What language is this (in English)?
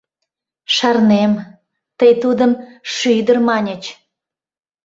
Mari